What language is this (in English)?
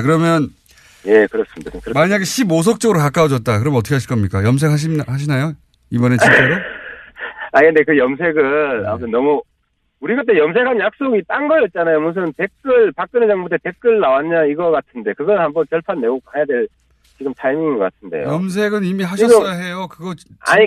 Korean